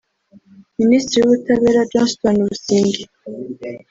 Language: Kinyarwanda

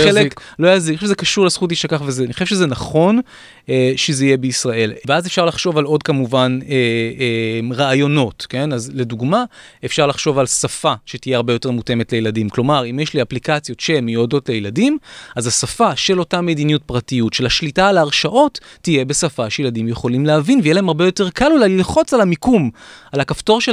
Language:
Hebrew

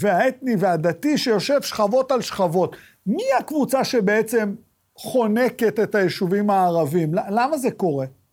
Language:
Hebrew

